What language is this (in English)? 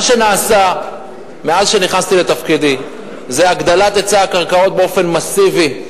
Hebrew